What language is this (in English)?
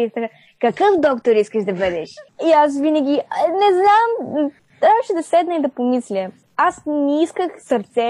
Bulgarian